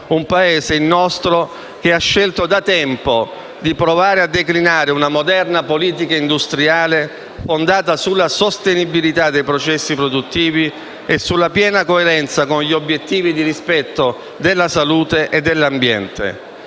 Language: Italian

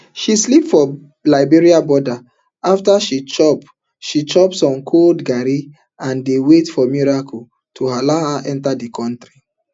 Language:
Nigerian Pidgin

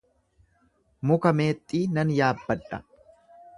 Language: Oromo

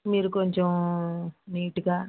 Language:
Telugu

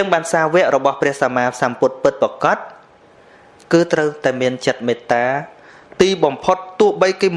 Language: Vietnamese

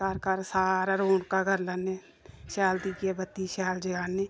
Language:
Dogri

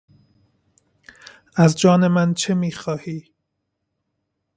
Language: Persian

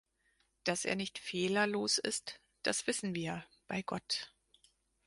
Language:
German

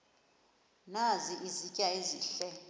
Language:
Xhosa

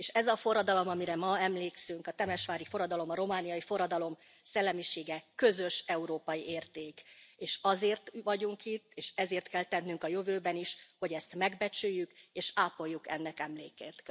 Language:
Hungarian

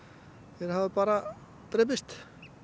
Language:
Icelandic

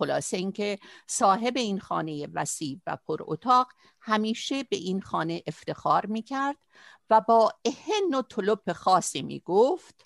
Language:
Persian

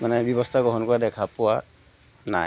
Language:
Assamese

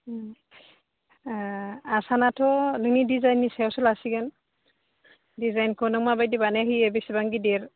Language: Bodo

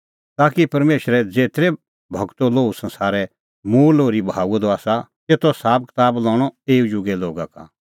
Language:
Kullu Pahari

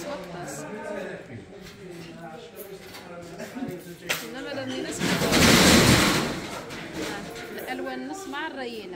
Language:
Arabic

